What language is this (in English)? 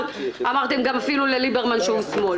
Hebrew